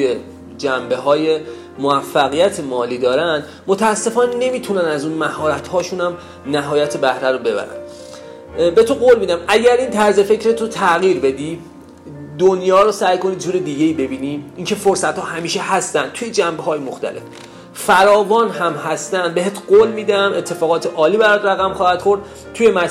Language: Persian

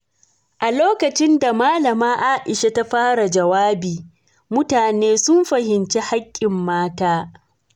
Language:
Hausa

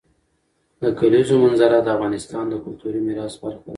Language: Pashto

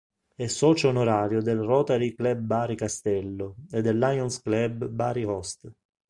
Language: Italian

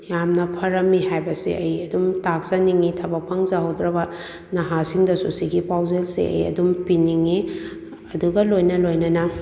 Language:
Manipuri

